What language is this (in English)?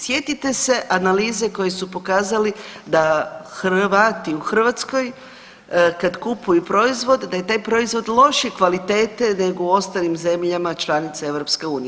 Croatian